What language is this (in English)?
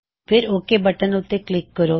Punjabi